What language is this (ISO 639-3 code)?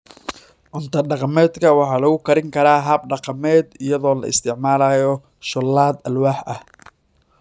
som